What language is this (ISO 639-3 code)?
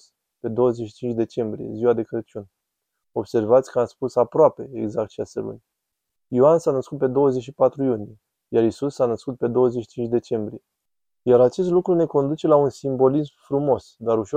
ron